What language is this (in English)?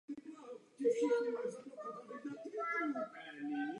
Czech